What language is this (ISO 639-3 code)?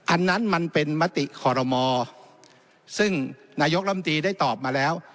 tha